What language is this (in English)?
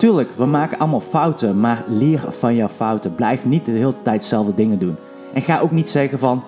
Dutch